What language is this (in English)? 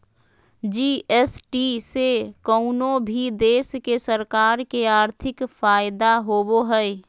Magahi